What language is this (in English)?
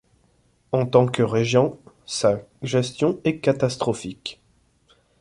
French